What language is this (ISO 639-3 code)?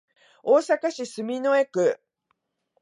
jpn